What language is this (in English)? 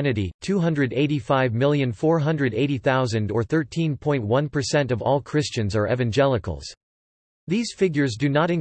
English